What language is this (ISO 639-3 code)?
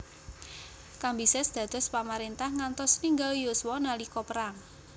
jav